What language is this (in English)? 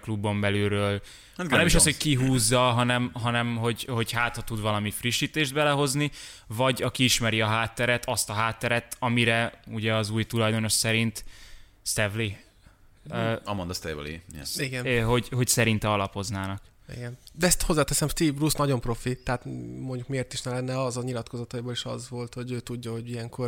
Hungarian